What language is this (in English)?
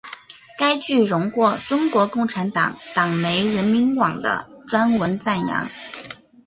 Chinese